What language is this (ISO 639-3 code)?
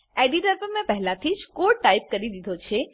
guj